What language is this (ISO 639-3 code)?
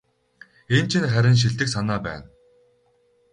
mon